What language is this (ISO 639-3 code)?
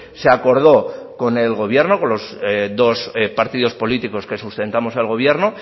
spa